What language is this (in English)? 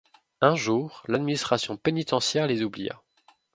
French